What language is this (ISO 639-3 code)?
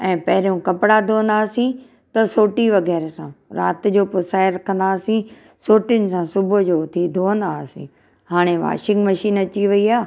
snd